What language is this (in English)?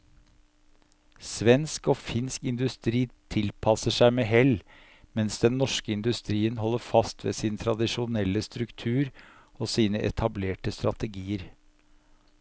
Norwegian